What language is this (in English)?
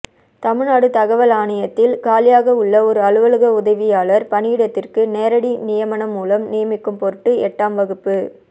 Tamil